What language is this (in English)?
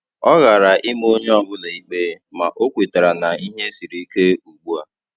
Igbo